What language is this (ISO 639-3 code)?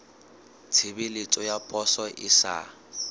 sot